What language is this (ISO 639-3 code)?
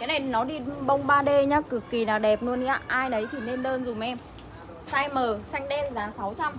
vie